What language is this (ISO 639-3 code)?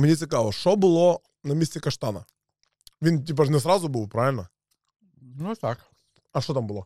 ukr